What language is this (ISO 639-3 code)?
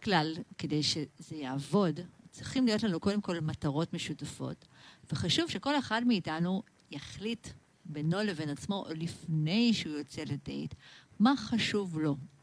heb